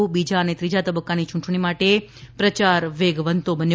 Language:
Gujarati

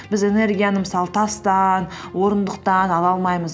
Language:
Kazakh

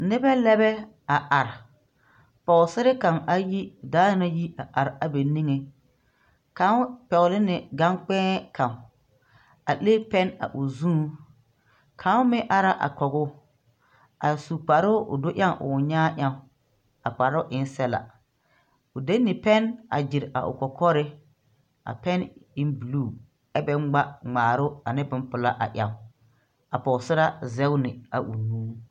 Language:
Southern Dagaare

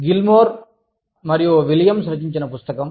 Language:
Telugu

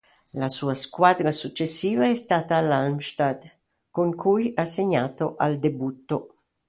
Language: Italian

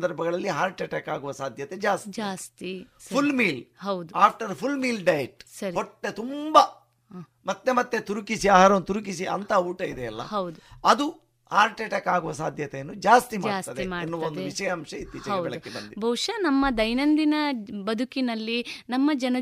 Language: Kannada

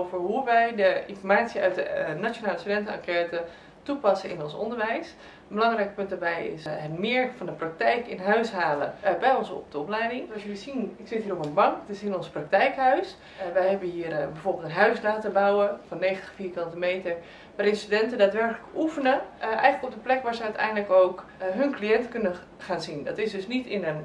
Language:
Dutch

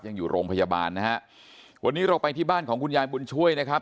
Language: Thai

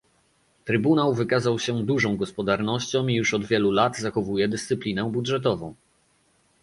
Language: Polish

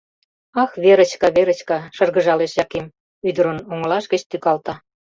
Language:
Mari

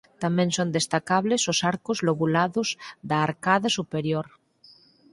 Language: Galician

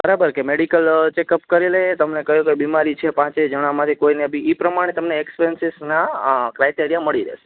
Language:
Gujarati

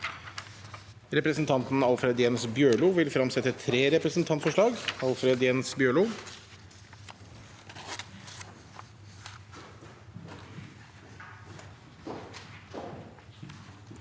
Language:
Norwegian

